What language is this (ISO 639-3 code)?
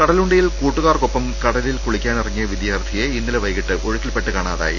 mal